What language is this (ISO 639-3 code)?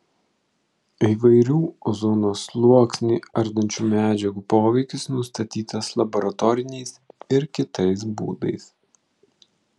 lit